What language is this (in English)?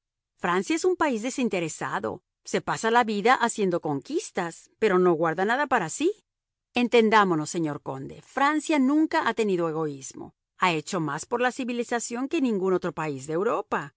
Spanish